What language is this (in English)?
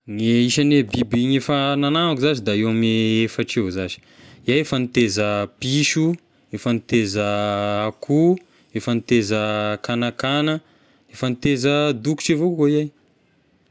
Tesaka Malagasy